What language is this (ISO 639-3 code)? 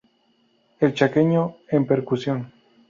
spa